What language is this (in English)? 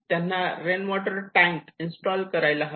Marathi